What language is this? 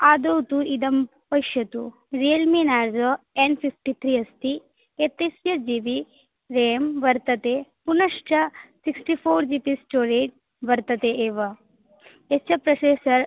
Sanskrit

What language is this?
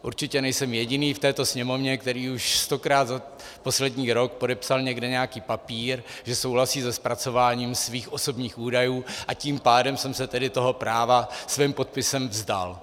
Czech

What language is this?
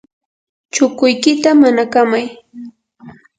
Yanahuanca Pasco Quechua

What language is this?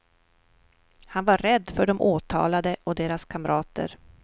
Swedish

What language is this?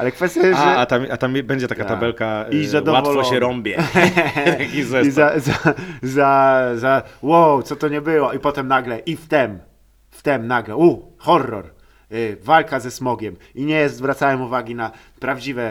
Polish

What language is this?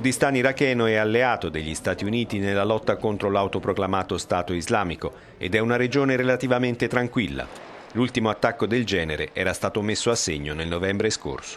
Italian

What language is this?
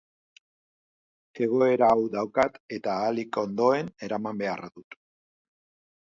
Basque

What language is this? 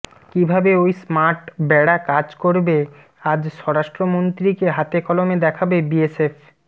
Bangla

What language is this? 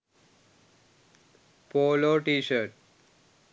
Sinhala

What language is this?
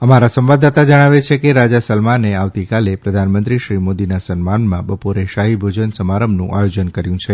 Gujarati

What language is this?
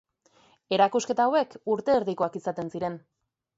Basque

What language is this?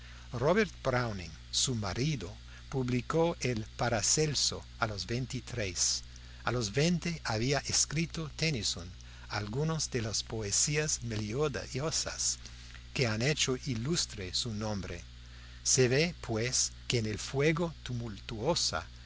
Spanish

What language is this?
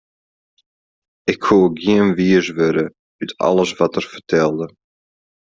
Western Frisian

